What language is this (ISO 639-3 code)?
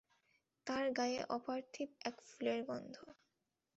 ben